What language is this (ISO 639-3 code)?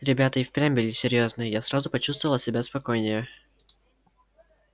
rus